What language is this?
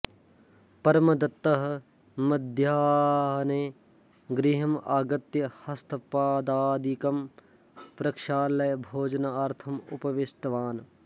Sanskrit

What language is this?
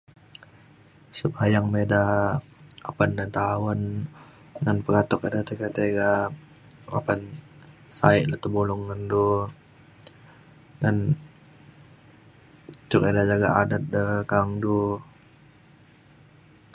Mainstream Kenyah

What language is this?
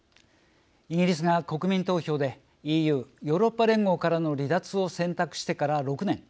Japanese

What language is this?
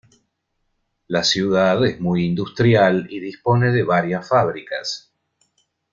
Spanish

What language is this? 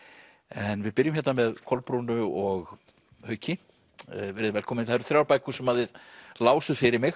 Icelandic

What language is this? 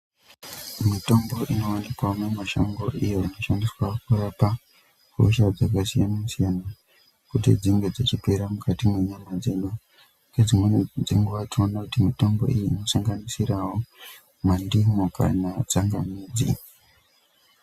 Ndau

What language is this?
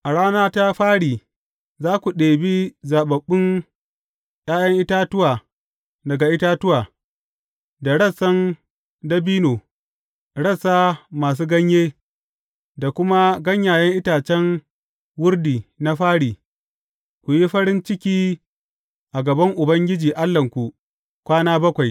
Hausa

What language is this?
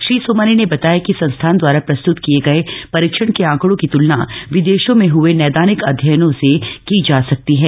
Hindi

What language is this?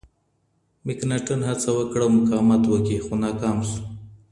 Pashto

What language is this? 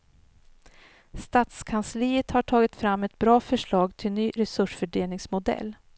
Swedish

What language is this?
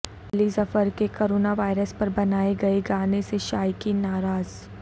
Urdu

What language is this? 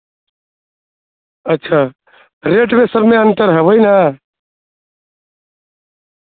Urdu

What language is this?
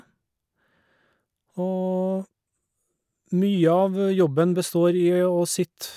Norwegian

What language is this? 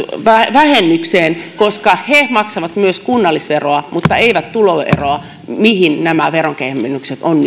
Finnish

